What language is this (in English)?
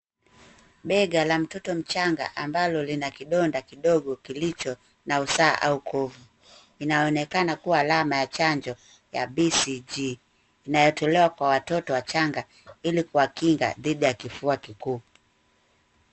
Swahili